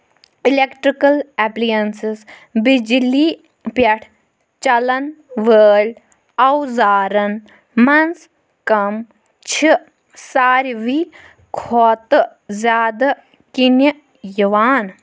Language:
Kashmiri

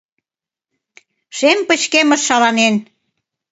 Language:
Mari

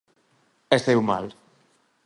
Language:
Galician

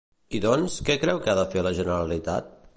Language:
Catalan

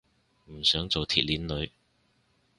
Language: Cantonese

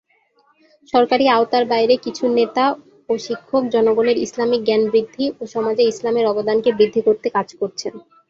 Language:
Bangla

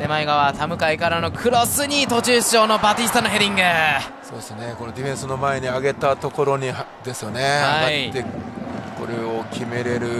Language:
Japanese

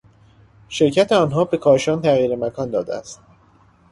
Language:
Persian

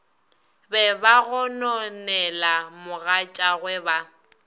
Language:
Northern Sotho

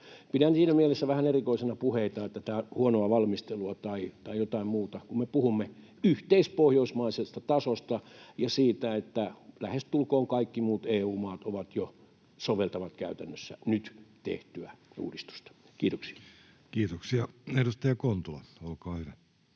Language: Finnish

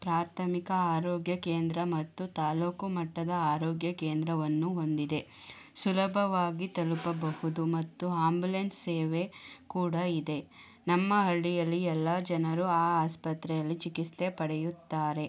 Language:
Kannada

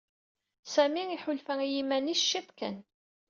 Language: Kabyle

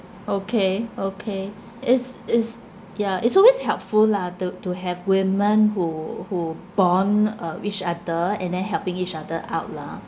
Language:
English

